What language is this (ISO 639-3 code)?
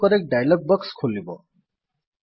ori